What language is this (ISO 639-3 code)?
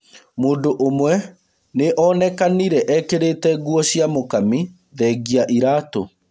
kik